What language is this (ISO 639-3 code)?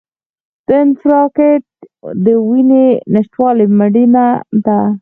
pus